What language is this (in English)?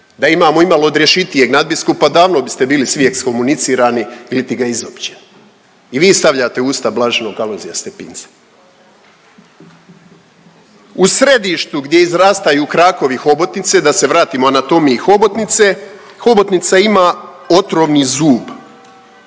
Croatian